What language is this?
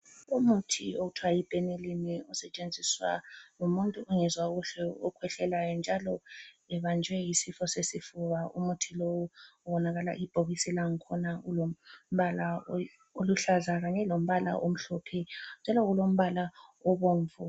North Ndebele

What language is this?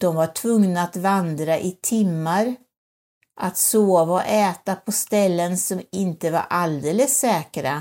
Swedish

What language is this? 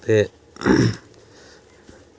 Dogri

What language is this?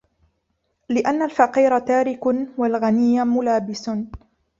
Arabic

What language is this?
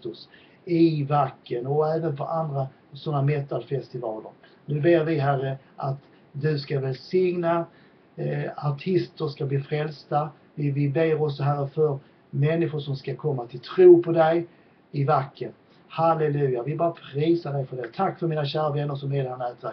Swedish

